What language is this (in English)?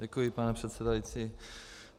Czech